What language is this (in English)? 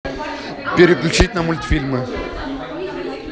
Russian